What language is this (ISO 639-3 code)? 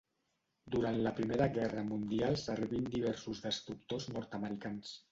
cat